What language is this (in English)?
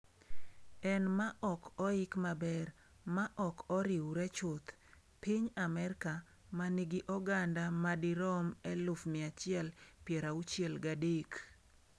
Luo (Kenya and Tanzania)